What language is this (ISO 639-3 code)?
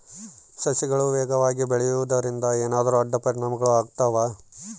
kan